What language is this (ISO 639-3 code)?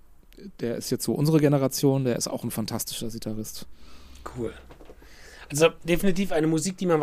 deu